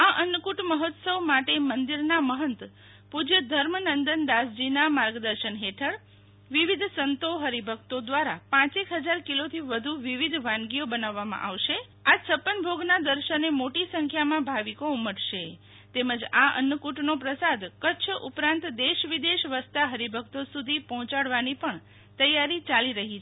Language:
Gujarati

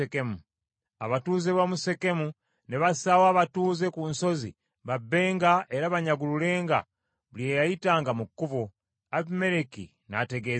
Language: Ganda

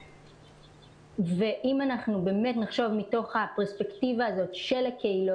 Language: Hebrew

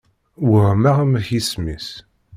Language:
Kabyle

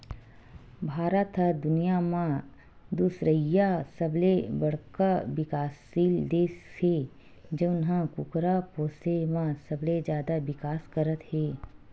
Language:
Chhattisgarhi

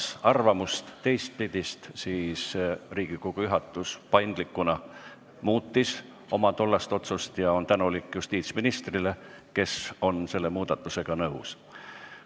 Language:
Estonian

